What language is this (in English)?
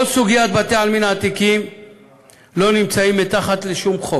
Hebrew